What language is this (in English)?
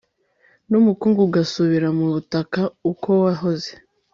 Kinyarwanda